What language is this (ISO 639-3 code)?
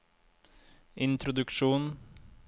nor